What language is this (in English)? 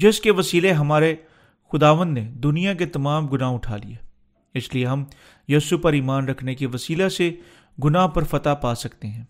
Urdu